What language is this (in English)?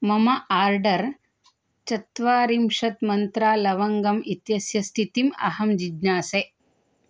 Sanskrit